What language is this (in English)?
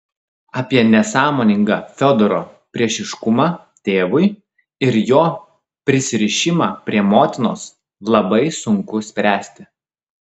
Lithuanian